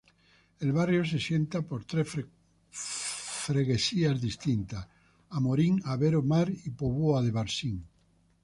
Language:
Spanish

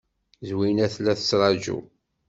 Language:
Kabyle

